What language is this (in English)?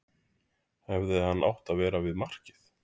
Icelandic